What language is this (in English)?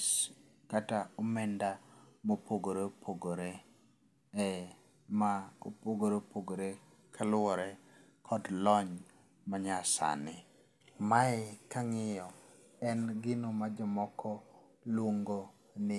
Luo (Kenya and Tanzania)